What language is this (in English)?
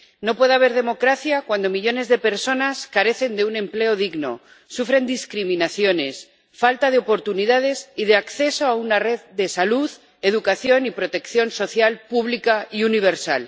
Spanish